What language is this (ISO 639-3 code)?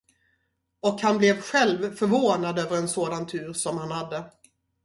swe